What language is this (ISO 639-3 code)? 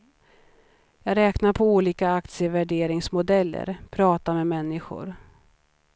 swe